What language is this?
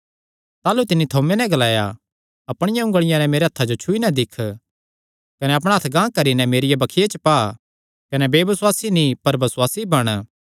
Kangri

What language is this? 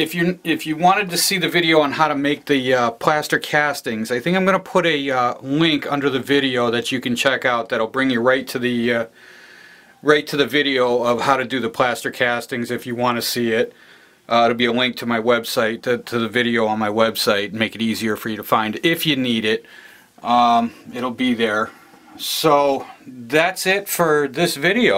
English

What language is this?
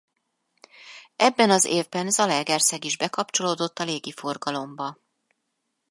Hungarian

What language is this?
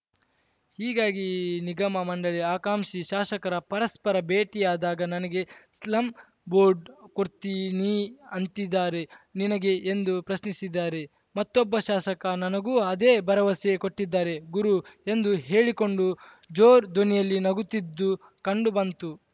Kannada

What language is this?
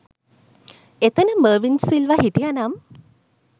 Sinhala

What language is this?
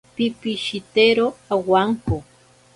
Ashéninka Perené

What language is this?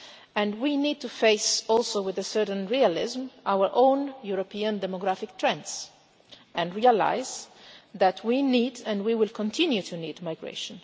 English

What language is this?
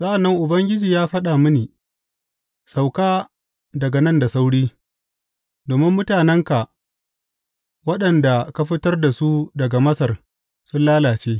Hausa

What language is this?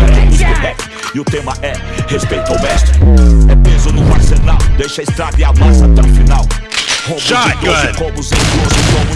Indonesian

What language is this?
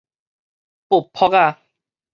Min Nan Chinese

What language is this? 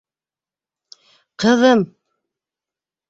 Bashkir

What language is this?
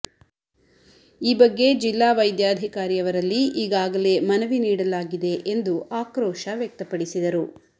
Kannada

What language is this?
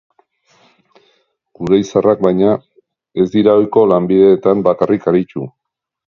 Basque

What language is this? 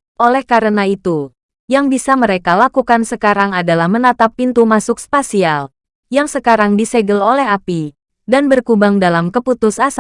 Indonesian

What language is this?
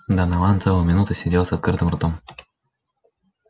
Russian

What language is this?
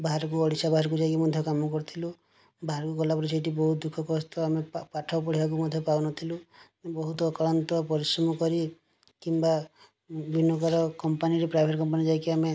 Odia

